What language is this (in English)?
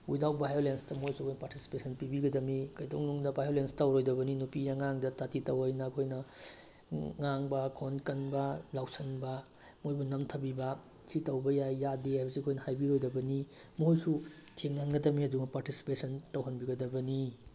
Manipuri